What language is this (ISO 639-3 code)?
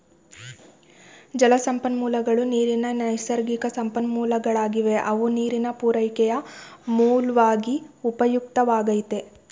kan